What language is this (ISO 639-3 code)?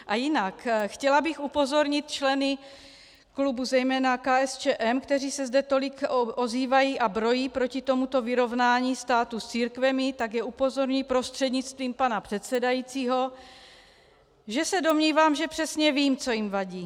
ces